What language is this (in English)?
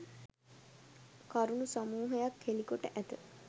Sinhala